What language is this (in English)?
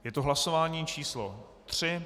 Czech